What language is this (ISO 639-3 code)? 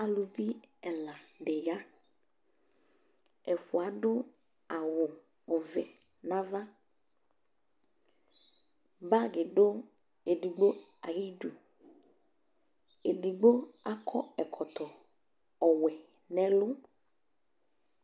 kpo